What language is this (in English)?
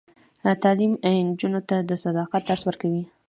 Pashto